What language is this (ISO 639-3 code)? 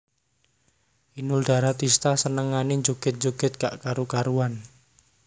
jav